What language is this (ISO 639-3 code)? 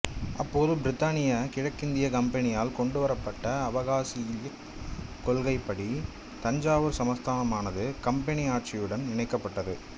tam